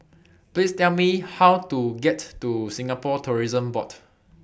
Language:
English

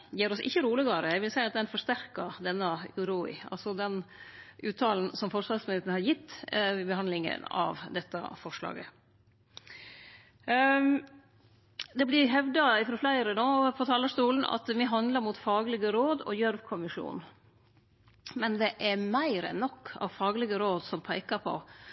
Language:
Norwegian Nynorsk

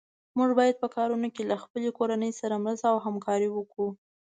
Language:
Pashto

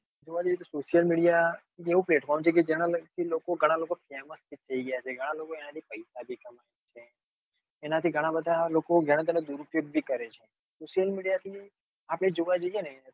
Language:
Gujarati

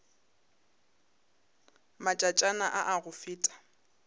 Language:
Northern Sotho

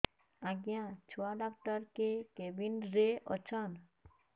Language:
Odia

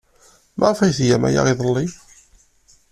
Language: Kabyle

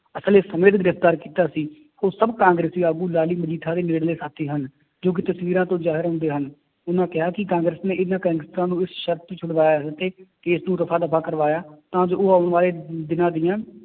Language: Punjabi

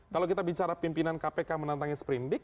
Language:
Indonesian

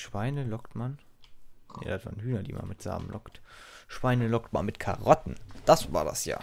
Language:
German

